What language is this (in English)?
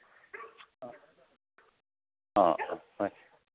Manipuri